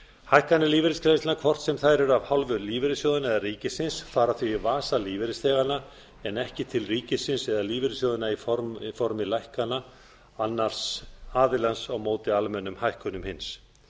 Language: Icelandic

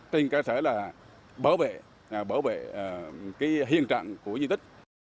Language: Vietnamese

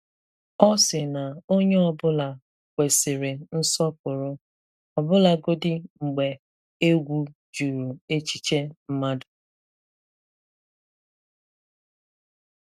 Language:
Igbo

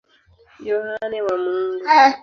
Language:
Swahili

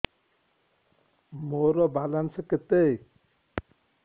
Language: Odia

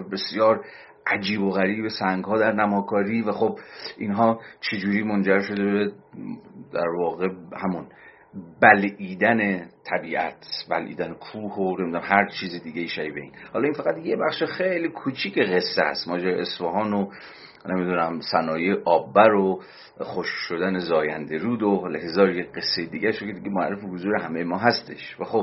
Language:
Persian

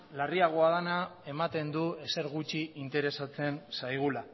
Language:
Basque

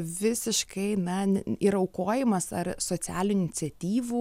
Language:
Lithuanian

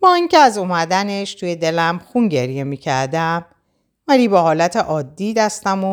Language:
Persian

